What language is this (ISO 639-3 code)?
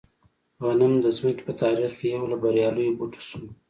pus